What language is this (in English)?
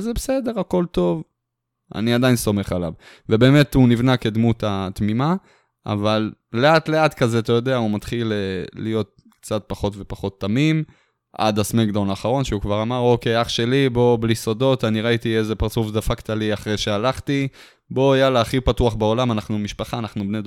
Hebrew